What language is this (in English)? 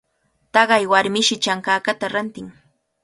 Cajatambo North Lima Quechua